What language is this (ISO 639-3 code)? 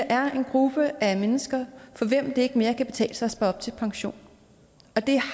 dan